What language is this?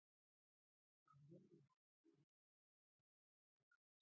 Pashto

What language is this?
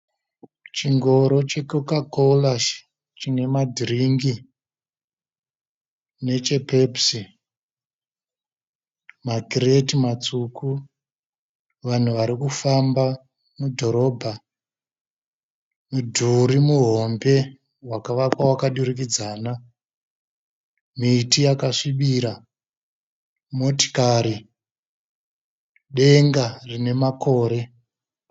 Shona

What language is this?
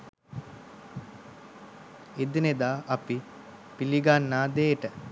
Sinhala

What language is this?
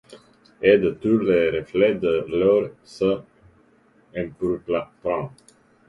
French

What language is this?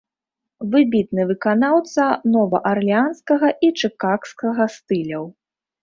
Belarusian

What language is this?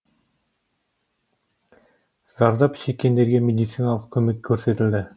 Kazakh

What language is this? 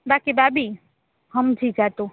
Gujarati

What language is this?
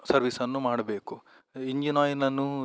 Kannada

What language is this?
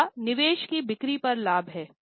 Hindi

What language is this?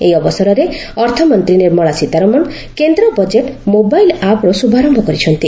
Odia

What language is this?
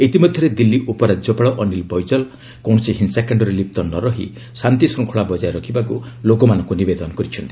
Odia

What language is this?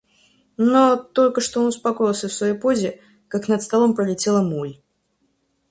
Russian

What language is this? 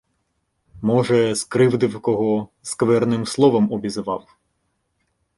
Ukrainian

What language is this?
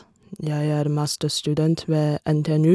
Norwegian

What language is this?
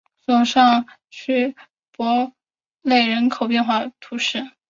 Chinese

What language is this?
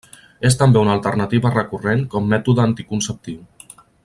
Catalan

